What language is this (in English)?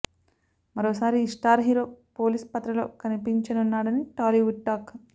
Telugu